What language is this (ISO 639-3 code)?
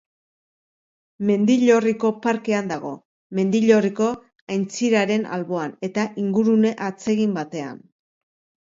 eus